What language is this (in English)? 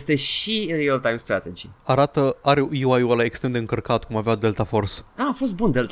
Romanian